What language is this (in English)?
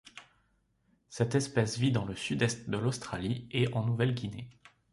French